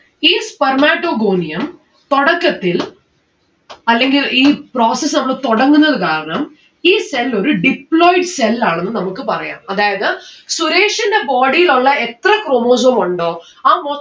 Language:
Malayalam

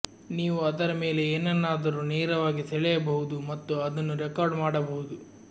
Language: Kannada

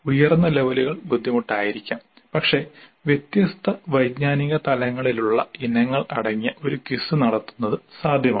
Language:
Malayalam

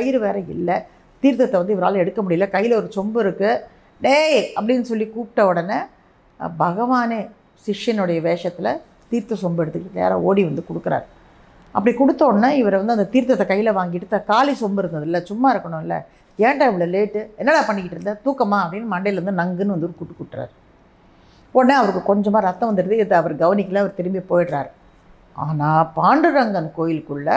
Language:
Tamil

